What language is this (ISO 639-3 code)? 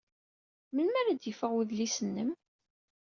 kab